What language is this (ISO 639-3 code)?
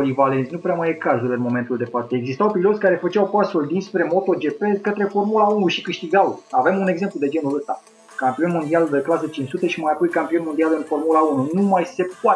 ron